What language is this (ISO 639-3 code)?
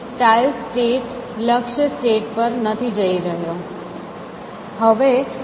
guj